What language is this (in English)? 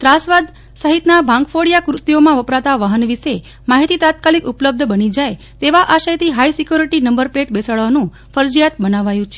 Gujarati